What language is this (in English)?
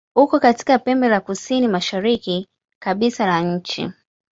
Swahili